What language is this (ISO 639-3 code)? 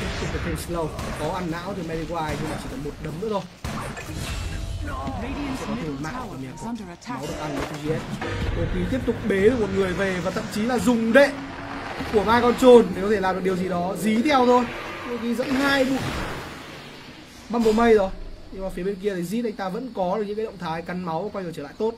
vie